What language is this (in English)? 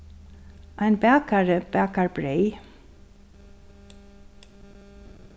Faroese